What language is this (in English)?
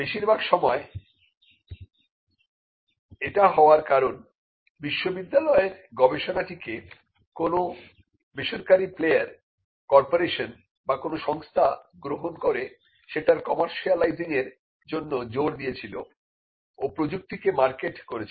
Bangla